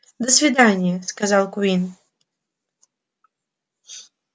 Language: Russian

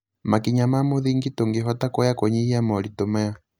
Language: Kikuyu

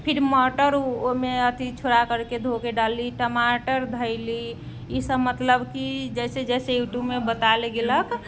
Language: Maithili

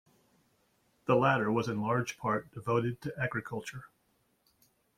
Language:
English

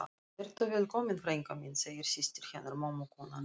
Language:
Icelandic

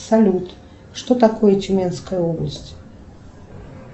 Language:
Russian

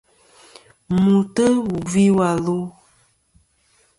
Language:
Kom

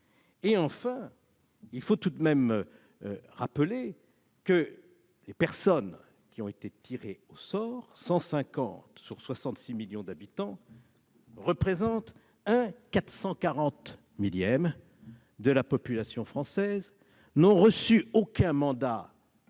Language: French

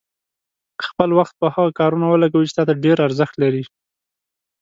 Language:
Pashto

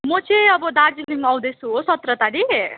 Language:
Nepali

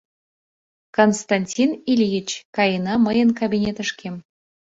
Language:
Mari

